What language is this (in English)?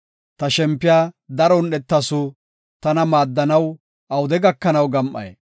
Gofa